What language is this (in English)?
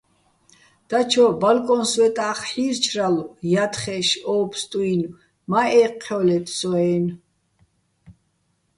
Bats